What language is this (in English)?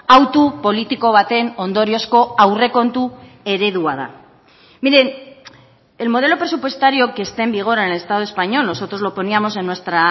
Spanish